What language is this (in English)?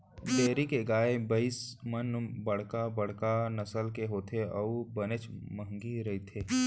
Chhattisgarhi